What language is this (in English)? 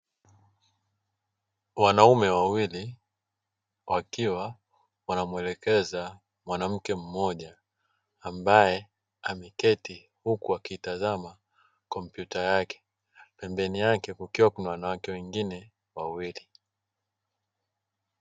Swahili